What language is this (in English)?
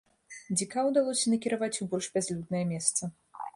Belarusian